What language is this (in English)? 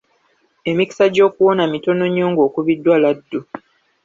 Ganda